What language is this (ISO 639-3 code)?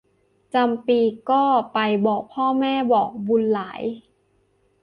tha